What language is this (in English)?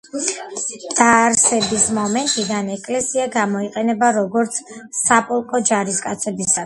Georgian